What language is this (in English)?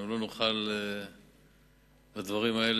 Hebrew